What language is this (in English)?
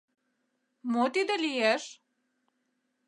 Mari